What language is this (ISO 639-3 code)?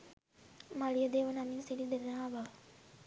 sin